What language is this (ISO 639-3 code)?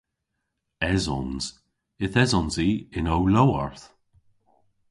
cor